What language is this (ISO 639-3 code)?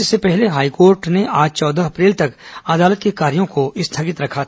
hin